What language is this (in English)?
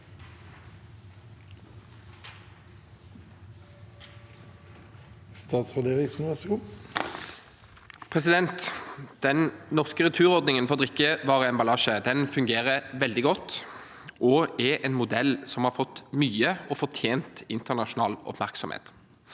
Norwegian